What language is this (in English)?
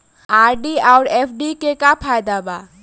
Bhojpuri